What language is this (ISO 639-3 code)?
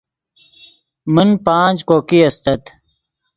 ydg